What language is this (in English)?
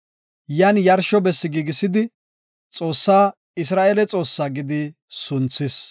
Gofa